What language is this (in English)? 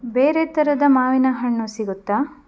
Kannada